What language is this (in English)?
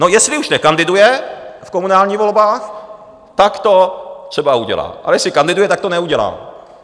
Czech